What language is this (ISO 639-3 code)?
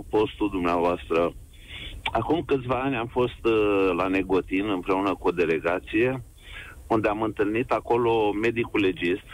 ron